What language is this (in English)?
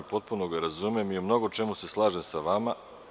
Serbian